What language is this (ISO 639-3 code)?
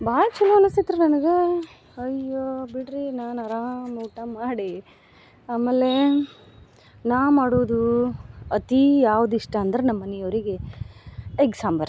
kan